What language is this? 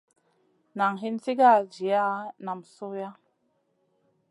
Masana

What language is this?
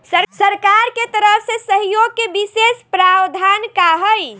Bhojpuri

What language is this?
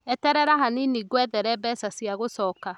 Kikuyu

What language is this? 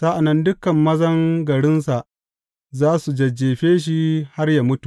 Hausa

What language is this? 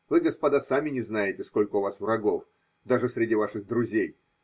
Russian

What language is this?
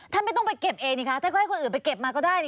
Thai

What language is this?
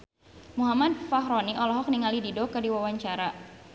Sundanese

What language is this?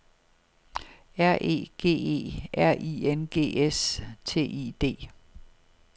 Danish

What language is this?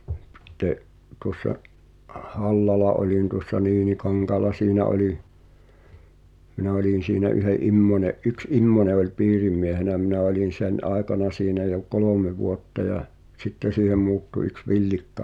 Finnish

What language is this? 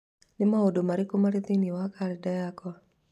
Kikuyu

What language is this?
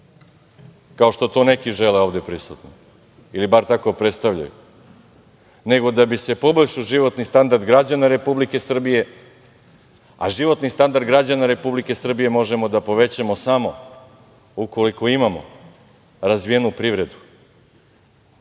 Serbian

